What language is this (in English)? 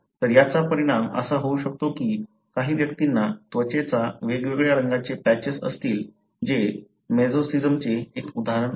Marathi